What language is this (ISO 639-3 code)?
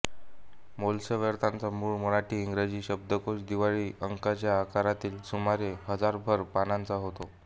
mar